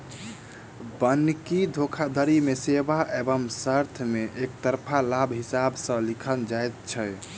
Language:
Maithili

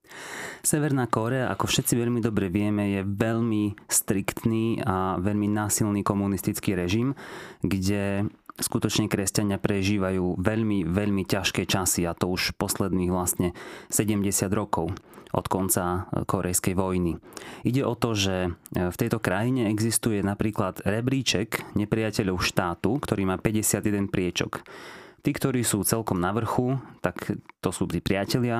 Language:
Slovak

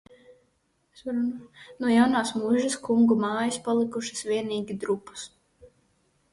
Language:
Latvian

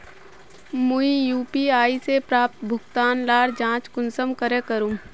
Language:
Magahi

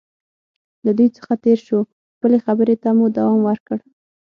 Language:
Pashto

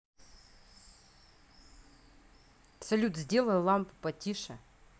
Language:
Russian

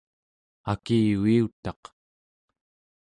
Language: Central Yupik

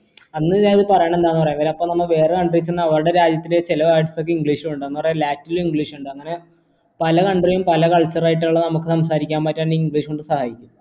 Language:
Malayalam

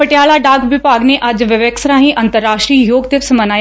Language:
Punjabi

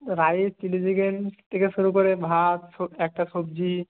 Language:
Bangla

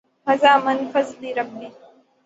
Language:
Urdu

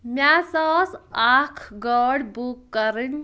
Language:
Kashmiri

